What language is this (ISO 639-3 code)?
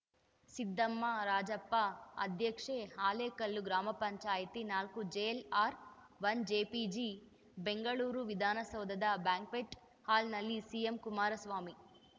kan